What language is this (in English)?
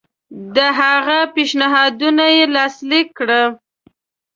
Pashto